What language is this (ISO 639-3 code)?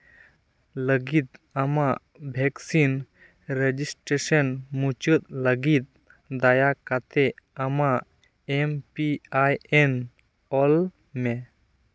sat